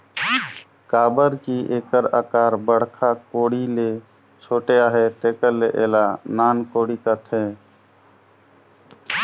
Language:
Chhattisgarhi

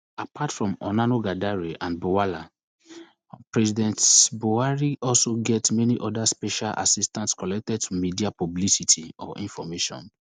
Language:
Nigerian Pidgin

